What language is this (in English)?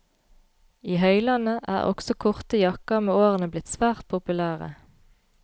Norwegian